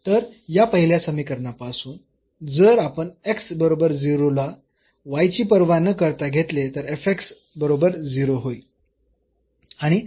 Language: Marathi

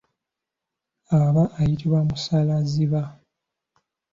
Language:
Ganda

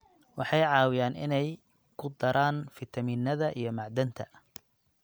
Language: Somali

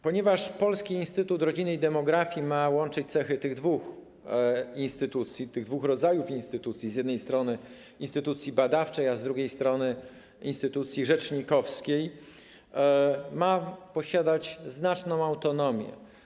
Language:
Polish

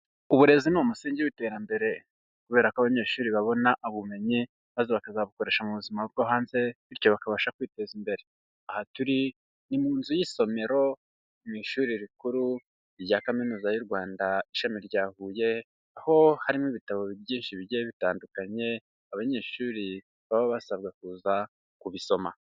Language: Kinyarwanda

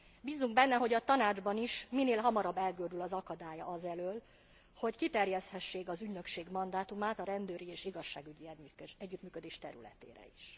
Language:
Hungarian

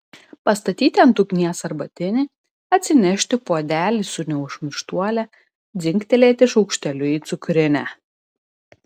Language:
Lithuanian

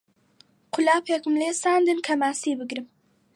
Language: Central Kurdish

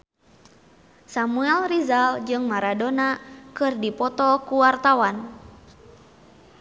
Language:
Sundanese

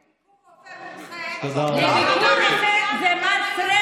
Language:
Hebrew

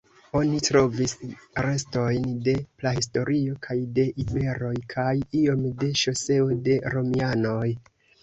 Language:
Esperanto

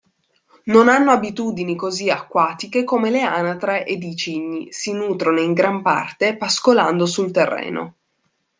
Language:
Italian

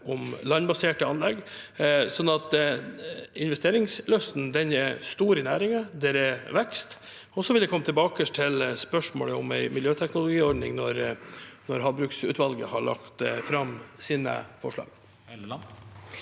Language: Norwegian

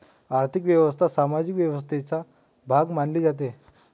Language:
Marathi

